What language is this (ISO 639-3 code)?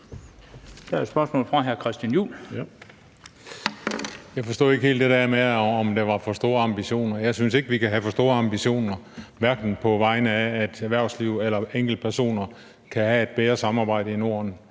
dan